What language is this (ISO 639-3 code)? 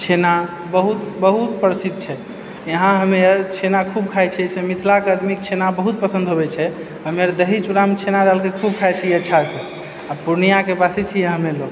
mai